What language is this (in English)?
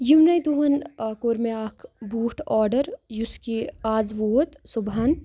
Kashmiri